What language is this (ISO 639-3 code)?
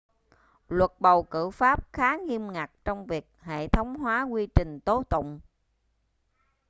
vie